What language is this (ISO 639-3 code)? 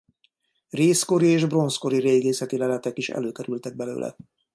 hun